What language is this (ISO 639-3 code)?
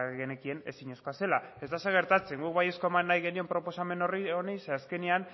eus